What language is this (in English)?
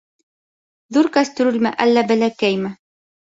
Bashkir